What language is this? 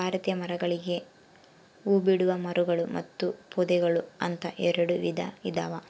Kannada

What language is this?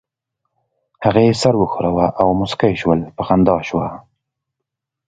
Pashto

